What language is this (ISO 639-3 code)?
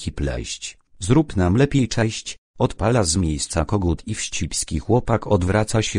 pol